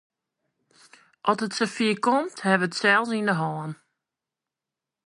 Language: Western Frisian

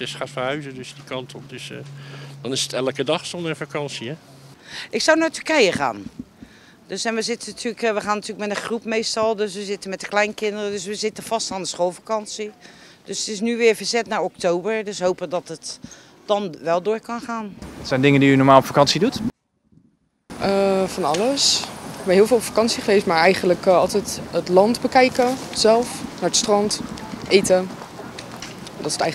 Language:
Dutch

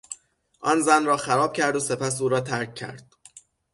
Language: Persian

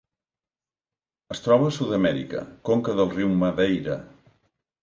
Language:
Catalan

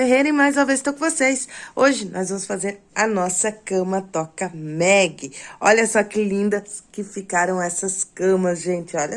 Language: Portuguese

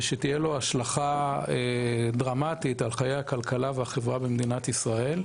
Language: Hebrew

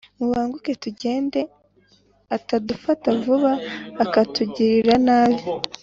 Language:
Kinyarwanda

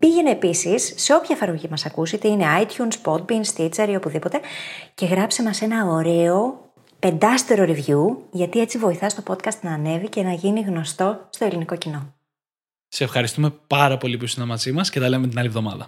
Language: Greek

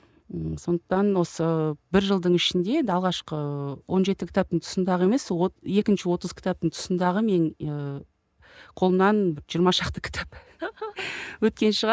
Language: Kazakh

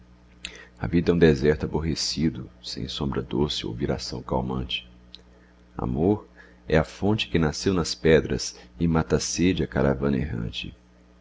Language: Portuguese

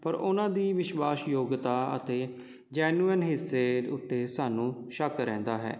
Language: Punjabi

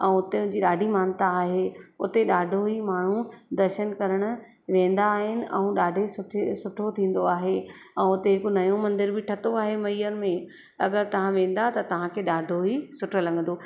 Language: Sindhi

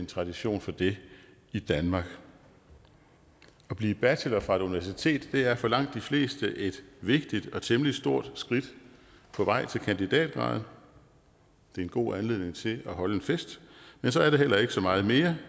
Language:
Danish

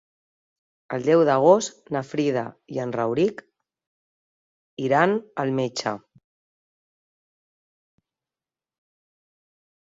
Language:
Catalan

